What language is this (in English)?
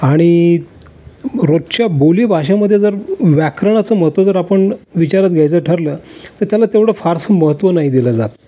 Marathi